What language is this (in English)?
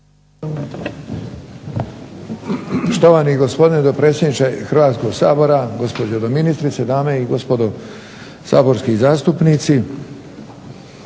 Croatian